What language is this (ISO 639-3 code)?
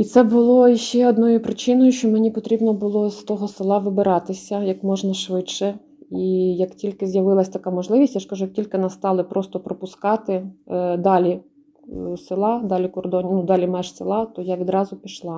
ukr